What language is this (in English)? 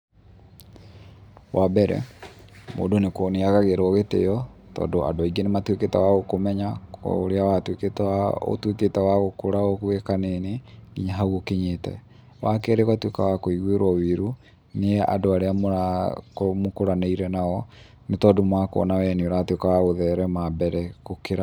Kikuyu